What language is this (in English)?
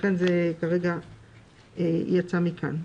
Hebrew